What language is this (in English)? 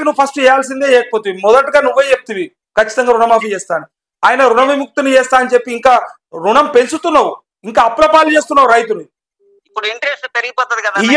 Telugu